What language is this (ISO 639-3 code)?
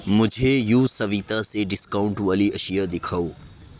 urd